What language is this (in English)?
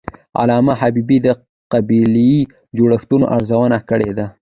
Pashto